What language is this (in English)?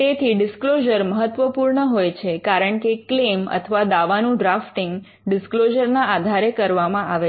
Gujarati